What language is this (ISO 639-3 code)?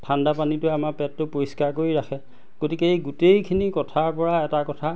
asm